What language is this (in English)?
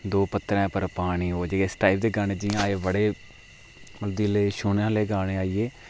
Dogri